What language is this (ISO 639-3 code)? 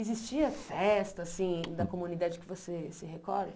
por